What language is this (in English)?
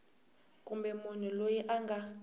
Tsonga